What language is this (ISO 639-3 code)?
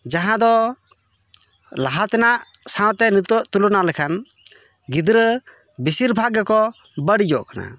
sat